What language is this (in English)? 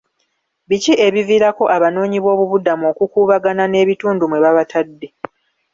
Ganda